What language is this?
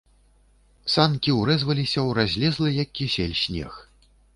Belarusian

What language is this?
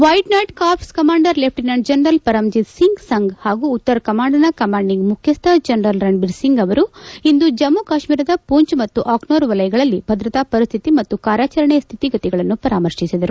Kannada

